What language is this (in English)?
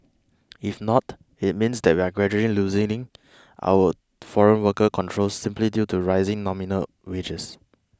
English